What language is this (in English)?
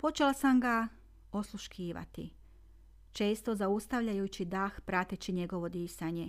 Croatian